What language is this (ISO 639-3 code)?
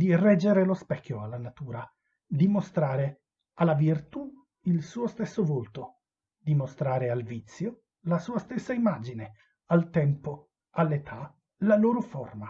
ita